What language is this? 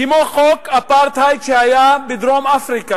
Hebrew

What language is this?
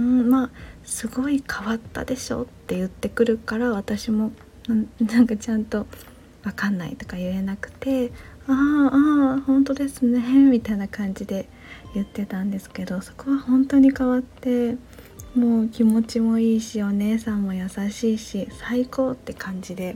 Japanese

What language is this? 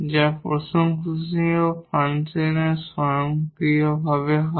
Bangla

